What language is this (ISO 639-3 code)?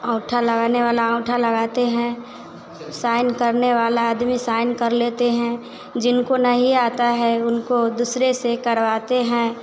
hin